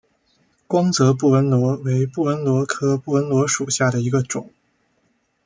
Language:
Chinese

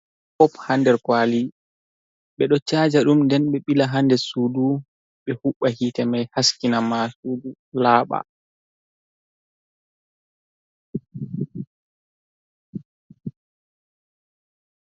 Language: Fula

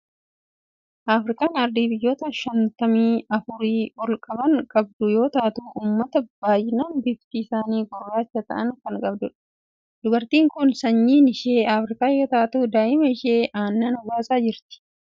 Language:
Oromo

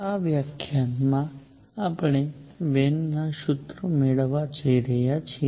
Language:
Gujarati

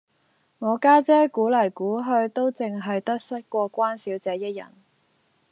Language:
Cantonese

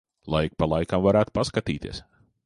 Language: Latvian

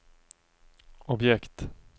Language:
Swedish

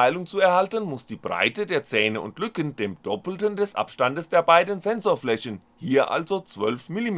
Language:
German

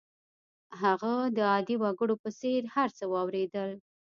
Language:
Pashto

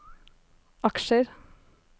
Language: Norwegian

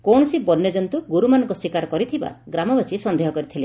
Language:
Odia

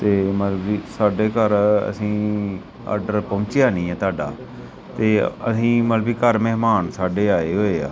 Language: Punjabi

